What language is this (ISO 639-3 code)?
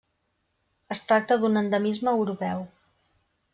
cat